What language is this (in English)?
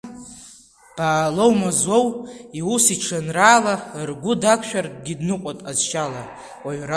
Abkhazian